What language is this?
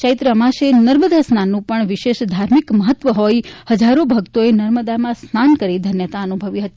Gujarati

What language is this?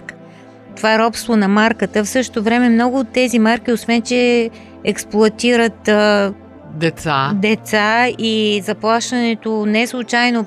Bulgarian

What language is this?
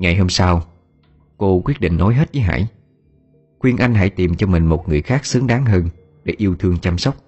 Vietnamese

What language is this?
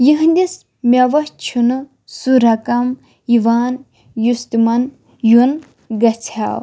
Kashmiri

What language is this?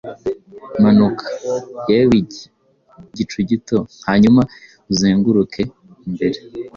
Kinyarwanda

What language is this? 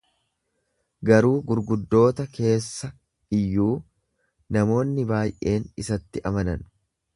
Oromo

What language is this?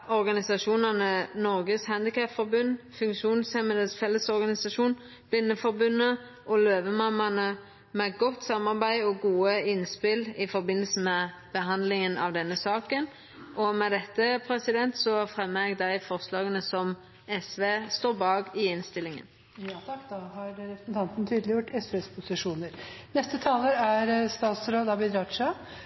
Norwegian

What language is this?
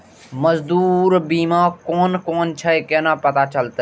Maithili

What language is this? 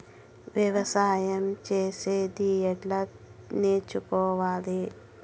Telugu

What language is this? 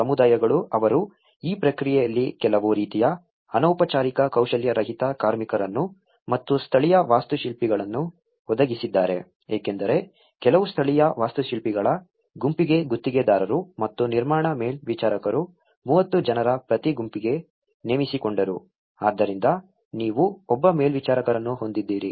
Kannada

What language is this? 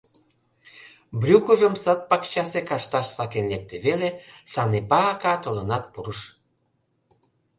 Mari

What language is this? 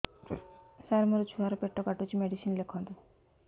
Odia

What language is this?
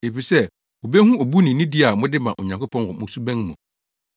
Akan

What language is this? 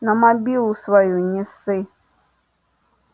Russian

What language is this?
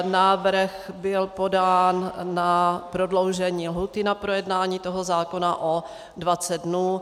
Czech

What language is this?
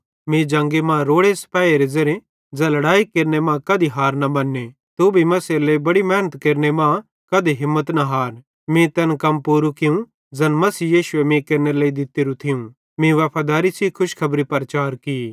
Bhadrawahi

